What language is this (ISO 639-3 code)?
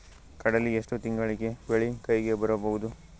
kan